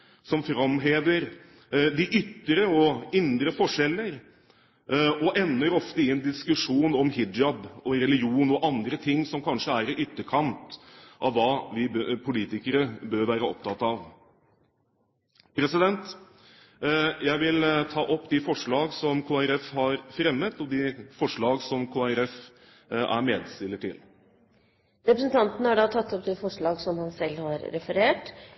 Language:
Norwegian Bokmål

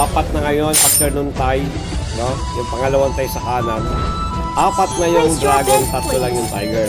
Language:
Filipino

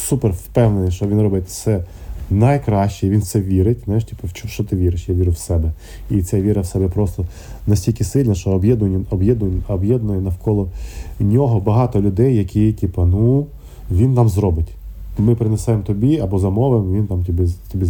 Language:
Ukrainian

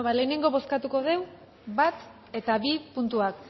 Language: Basque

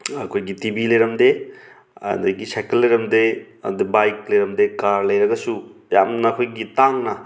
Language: Manipuri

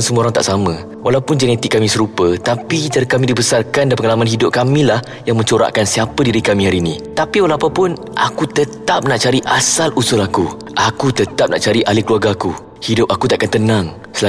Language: Malay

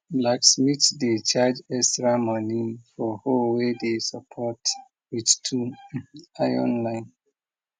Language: Nigerian Pidgin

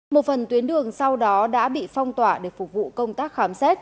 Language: Vietnamese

